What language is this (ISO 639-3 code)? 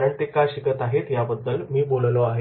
mar